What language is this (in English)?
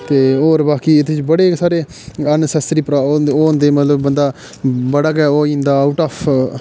Dogri